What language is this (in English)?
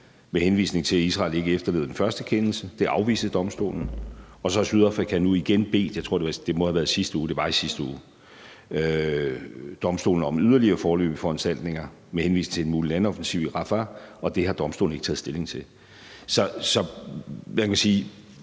Danish